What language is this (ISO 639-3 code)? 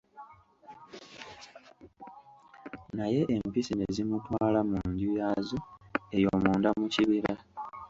lug